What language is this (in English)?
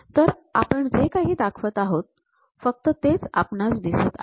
Marathi